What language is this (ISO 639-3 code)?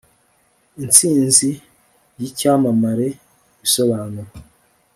kin